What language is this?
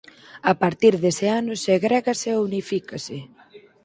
Galician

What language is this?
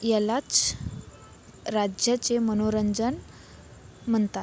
Marathi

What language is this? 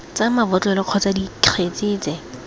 Tswana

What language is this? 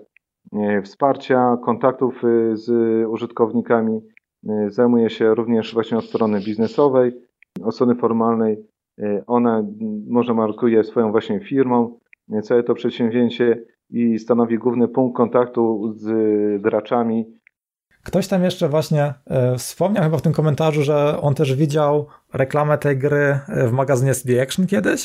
Polish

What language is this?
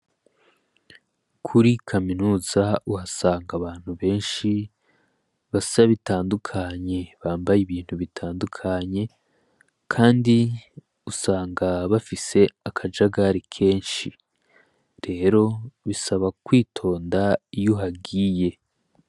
Rundi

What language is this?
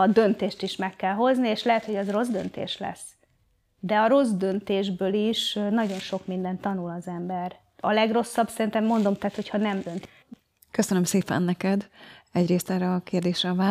Hungarian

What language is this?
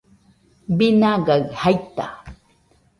Nüpode Huitoto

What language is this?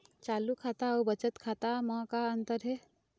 Chhattisgarhi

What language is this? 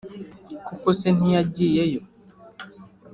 Kinyarwanda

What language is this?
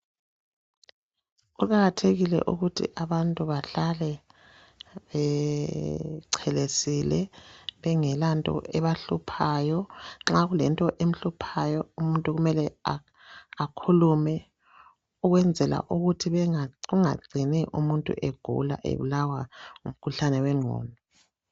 North Ndebele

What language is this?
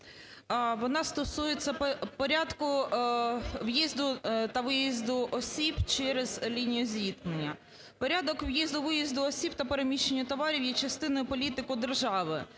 Ukrainian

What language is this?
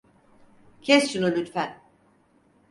Turkish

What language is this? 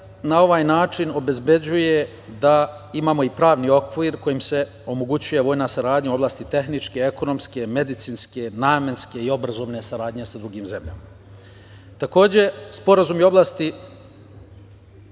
Serbian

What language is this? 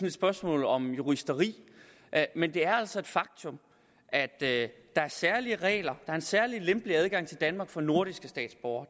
Danish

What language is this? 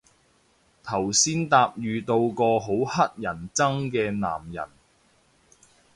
Cantonese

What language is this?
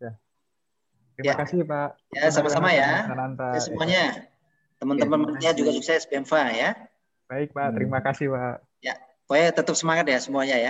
Indonesian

